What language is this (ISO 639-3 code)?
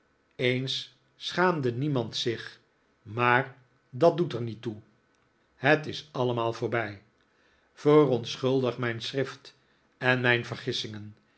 nld